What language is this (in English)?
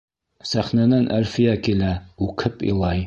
Bashkir